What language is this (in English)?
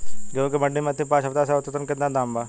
Bhojpuri